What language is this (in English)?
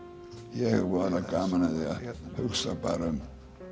Icelandic